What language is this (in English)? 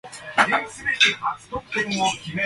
Japanese